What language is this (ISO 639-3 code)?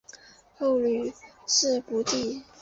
zho